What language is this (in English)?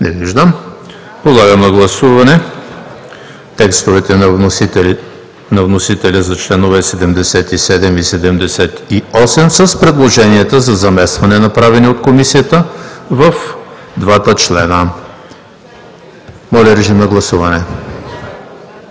Bulgarian